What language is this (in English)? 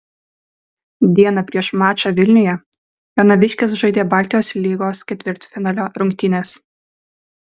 Lithuanian